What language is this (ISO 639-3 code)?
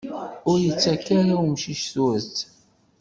kab